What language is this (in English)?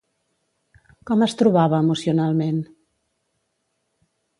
Catalan